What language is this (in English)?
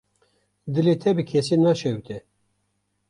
Kurdish